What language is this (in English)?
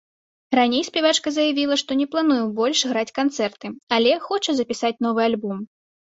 Belarusian